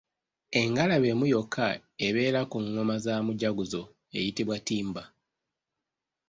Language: Ganda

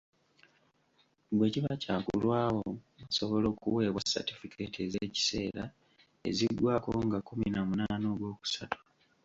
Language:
Ganda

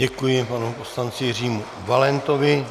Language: Czech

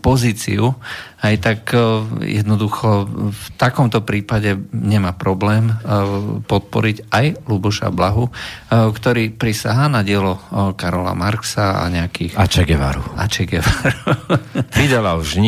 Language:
Slovak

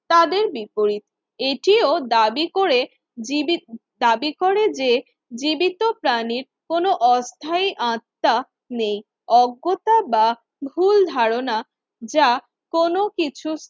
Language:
Bangla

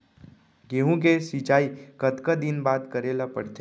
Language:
Chhattisgarhi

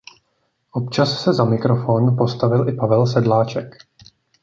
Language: Czech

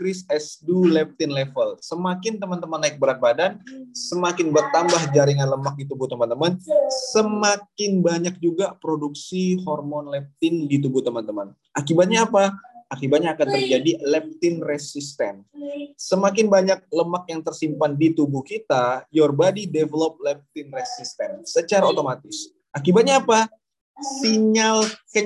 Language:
Indonesian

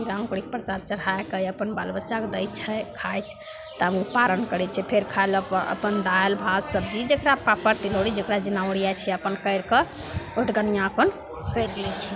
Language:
Maithili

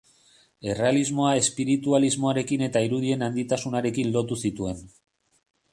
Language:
Basque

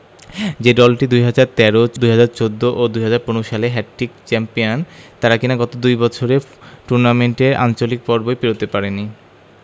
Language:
Bangla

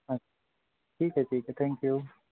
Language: Punjabi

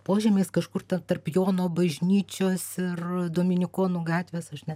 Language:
Lithuanian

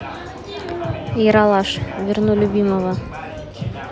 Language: Russian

